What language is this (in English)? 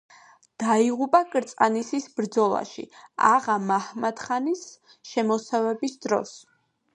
Georgian